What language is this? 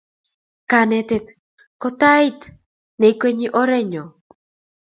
Kalenjin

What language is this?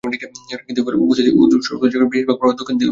Bangla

